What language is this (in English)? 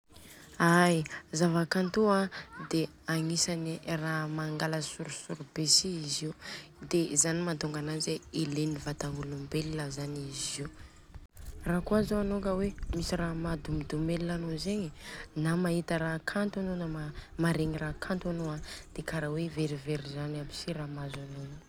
Southern Betsimisaraka Malagasy